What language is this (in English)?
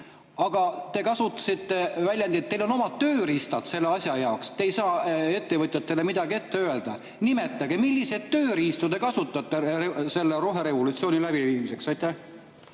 Estonian